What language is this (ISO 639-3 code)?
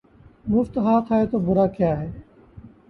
urd